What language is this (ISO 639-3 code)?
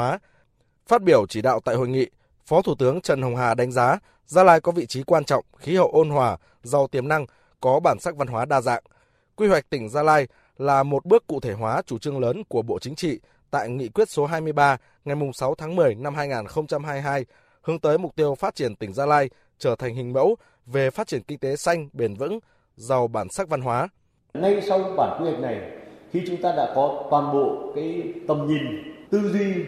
vie